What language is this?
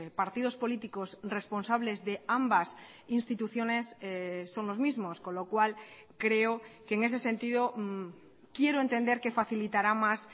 Spanish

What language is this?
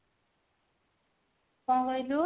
Odia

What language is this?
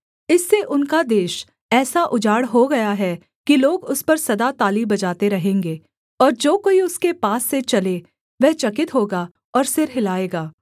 Hindi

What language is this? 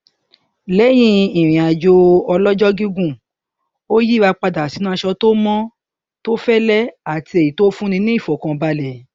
Yoruba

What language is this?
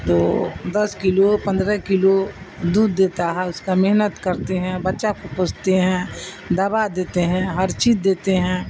Urdu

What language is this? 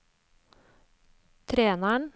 Norwegian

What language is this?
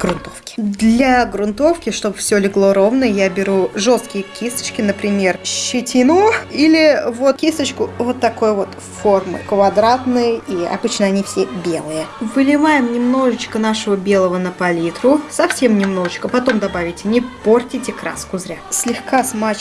Russian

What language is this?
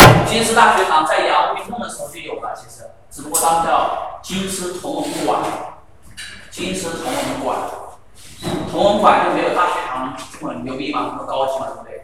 Chinese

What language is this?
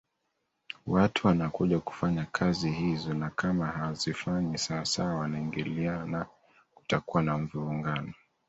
Swahili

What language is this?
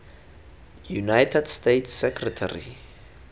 Tswana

